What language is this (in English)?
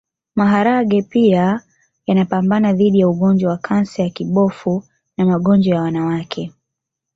Swahili